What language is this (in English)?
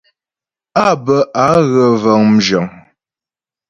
Ghomala